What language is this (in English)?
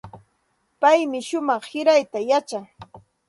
Santa Ana de Tusi Pasco Quechua